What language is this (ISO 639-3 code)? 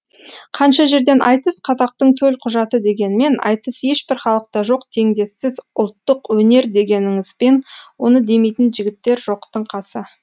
kaz